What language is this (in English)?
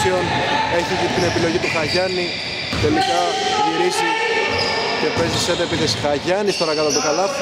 Greek